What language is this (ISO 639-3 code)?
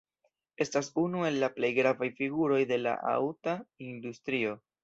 epo